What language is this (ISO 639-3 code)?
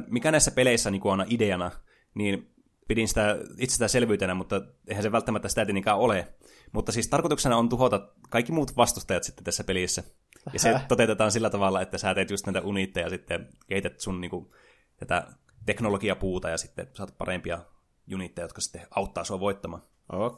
fin